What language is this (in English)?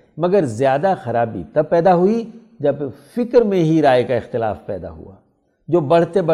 Urdu